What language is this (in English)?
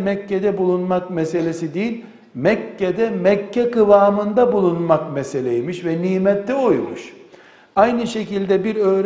Turkish